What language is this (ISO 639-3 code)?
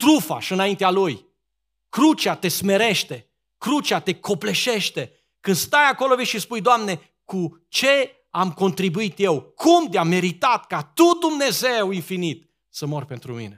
ron